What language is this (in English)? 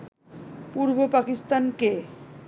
Bangla